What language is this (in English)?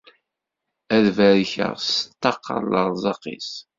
Kabyle